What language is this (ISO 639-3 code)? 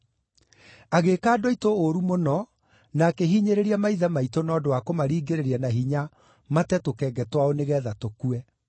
kik